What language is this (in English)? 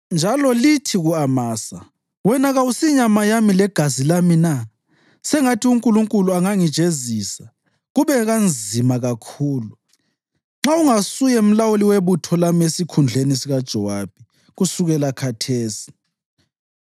North Ndebele